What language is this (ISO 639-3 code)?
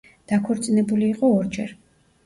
kat